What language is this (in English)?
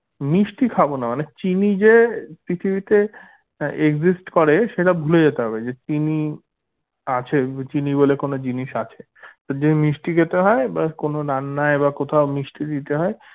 Bangla